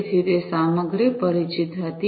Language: Gujarati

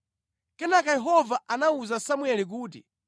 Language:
Nyanja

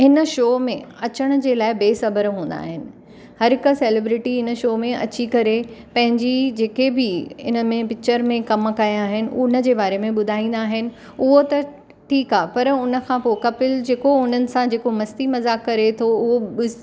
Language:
Sindhi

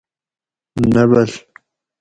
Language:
Gawri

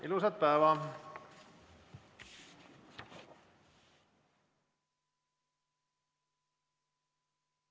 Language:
Estonian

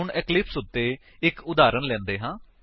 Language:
Punjabi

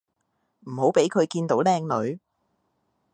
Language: Cantonese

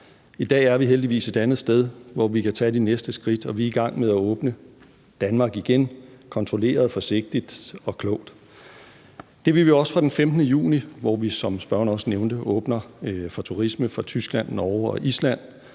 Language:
Danish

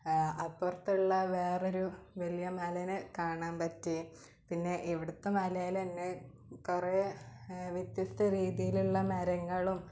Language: Malayalam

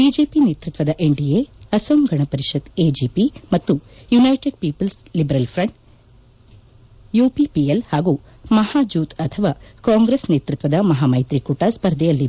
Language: Kannada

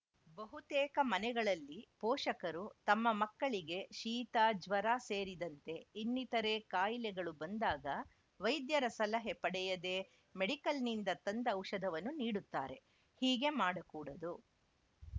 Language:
Kannada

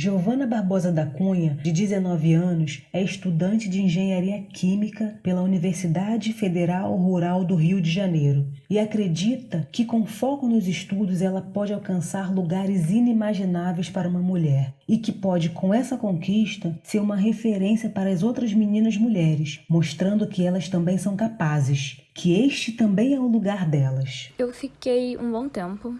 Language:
Portuguese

